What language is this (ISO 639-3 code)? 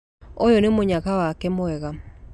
kik